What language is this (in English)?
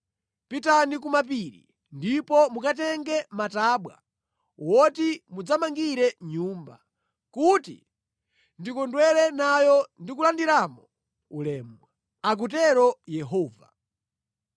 Nyanja